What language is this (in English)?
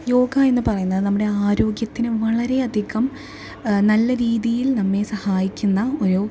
Malayalam